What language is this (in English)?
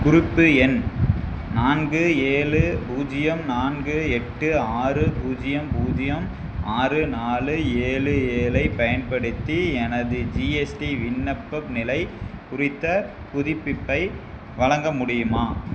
Tamil